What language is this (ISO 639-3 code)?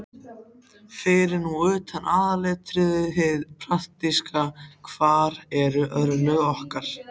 isl